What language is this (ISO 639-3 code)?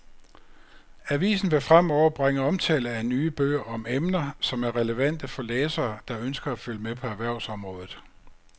dan